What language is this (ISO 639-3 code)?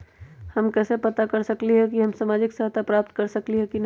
mag